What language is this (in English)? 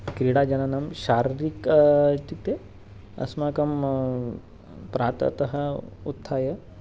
Sanskrit